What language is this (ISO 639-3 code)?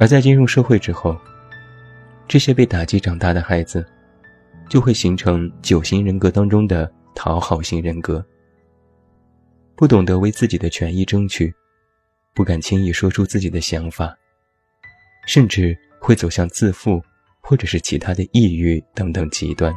zho